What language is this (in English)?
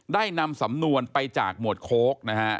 Thai